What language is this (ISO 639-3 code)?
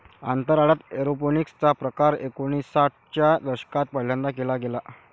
mar